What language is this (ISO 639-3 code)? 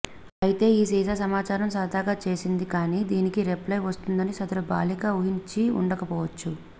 tel